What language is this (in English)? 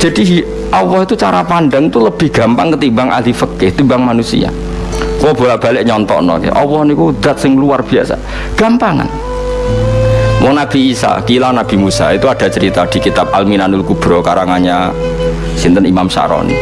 Indonesian